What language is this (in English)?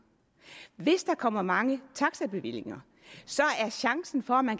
Danish